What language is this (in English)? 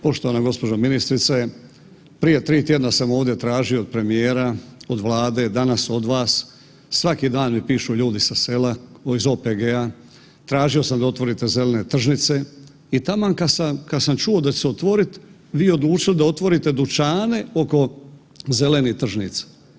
Croatian